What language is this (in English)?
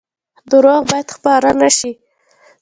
Pashto